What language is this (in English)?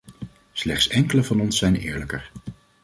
Dutch